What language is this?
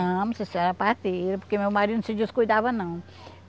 Portuguese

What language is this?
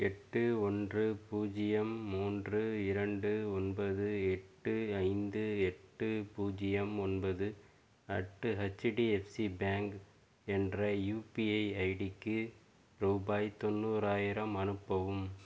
Tamil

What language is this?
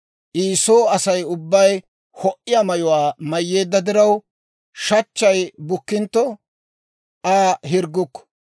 Dawro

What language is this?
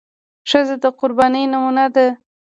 Pashto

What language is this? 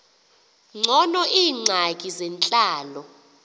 Xhosa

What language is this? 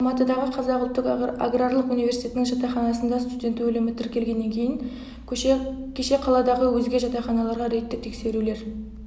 Kazakh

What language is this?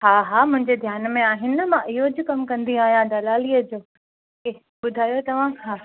Sindhi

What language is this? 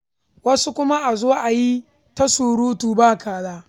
Hausa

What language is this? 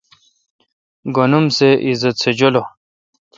Kalkoti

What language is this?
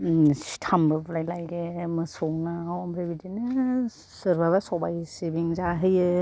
Bodo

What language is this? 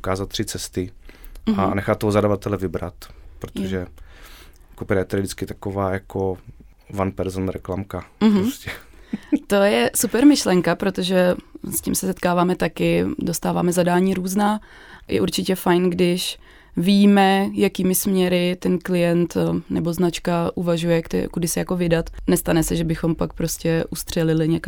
Czech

